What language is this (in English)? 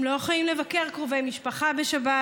Hebrew